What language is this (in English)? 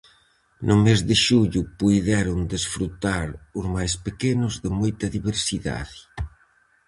Galician